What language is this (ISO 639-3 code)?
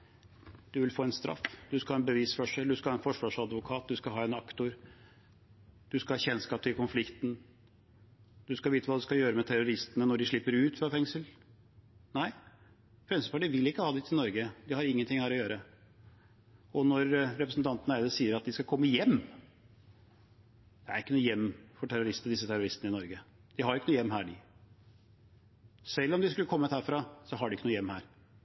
nob